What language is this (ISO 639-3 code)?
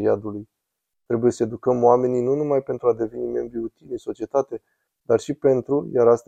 ron